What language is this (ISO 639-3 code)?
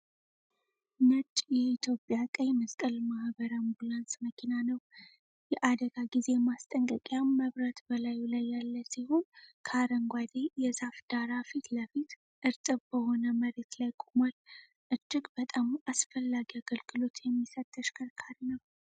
amh